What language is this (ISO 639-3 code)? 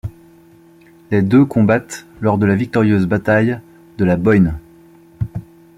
fra